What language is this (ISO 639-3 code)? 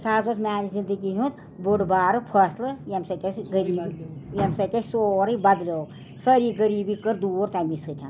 kas